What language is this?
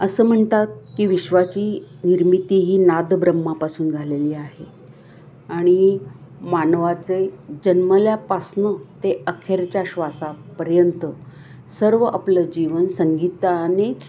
Marathi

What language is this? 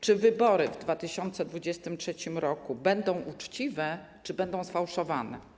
Polish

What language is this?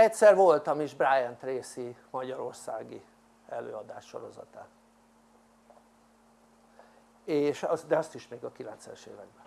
Hungarian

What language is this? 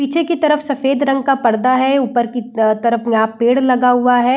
Hindi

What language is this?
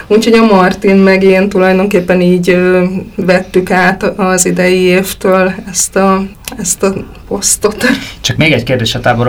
Hungarian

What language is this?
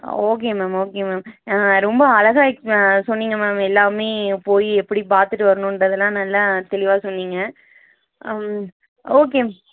Tamil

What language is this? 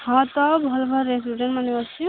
Odia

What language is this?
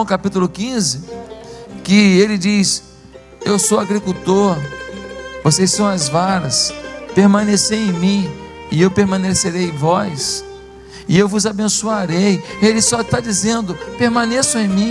Portuguese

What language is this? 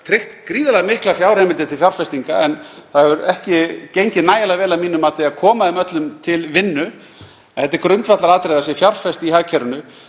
Icelandic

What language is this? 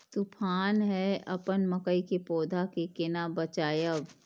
Maithili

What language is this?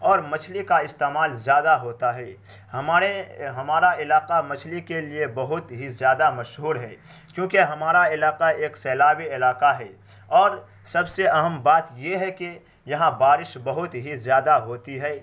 Urdu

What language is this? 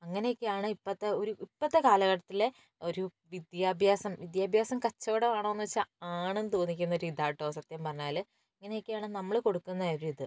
Malayalam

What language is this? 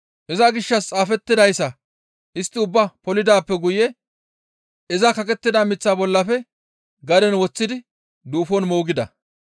Gamo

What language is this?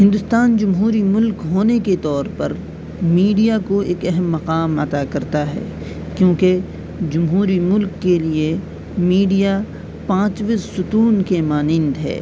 Urdu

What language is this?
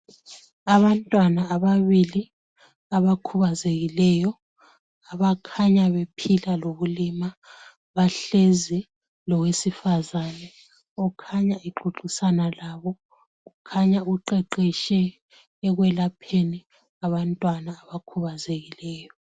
North Ndebele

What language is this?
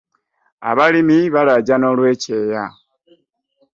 Ganda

